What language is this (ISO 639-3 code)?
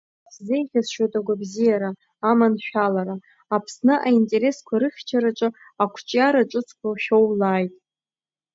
abk